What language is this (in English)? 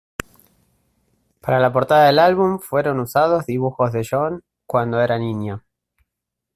Spanish